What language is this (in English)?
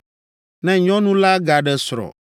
Ewe